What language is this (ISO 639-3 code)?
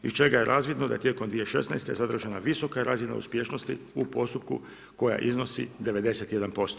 hrv